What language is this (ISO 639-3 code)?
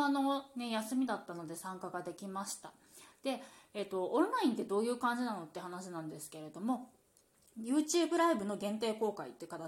jpn